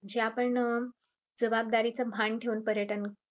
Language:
Marathi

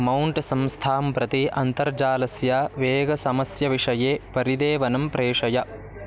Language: Sanskrit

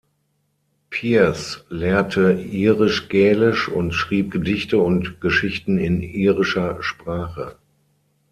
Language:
German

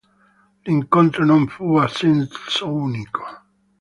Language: Italian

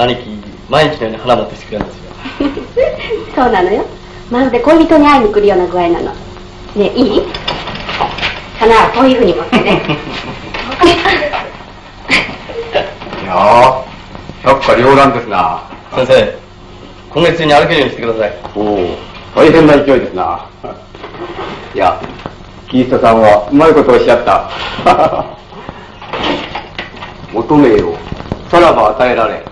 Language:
Japanese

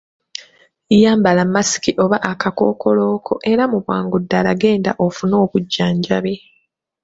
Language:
Ganda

